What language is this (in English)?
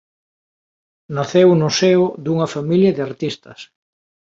Galician